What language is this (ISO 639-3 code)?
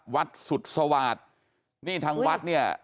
tha